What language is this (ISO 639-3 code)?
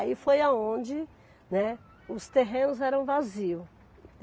por